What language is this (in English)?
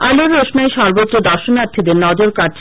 Bangla